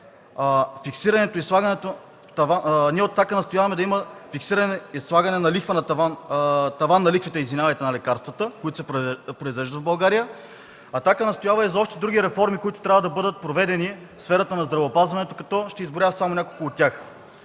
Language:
Bulgarian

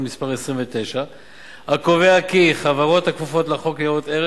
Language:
Hebrew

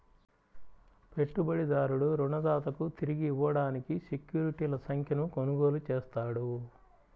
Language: Telugu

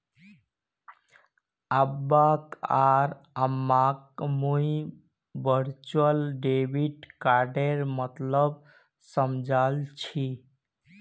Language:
Magahi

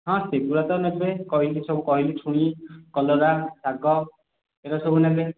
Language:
Odia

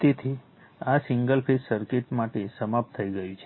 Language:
Gujarati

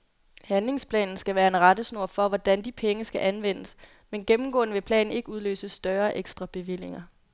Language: Danish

